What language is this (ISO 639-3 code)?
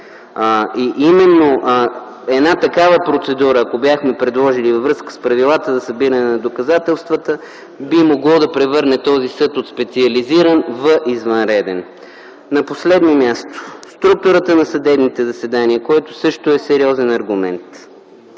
bul